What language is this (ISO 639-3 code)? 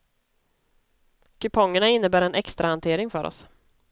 swe